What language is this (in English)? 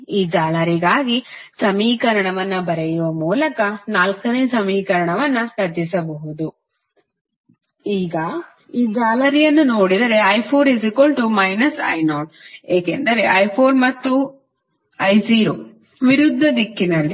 Kannada